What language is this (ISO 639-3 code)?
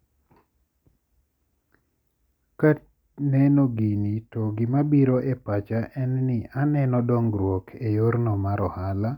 luo